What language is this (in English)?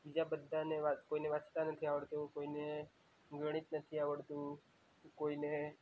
Gujarati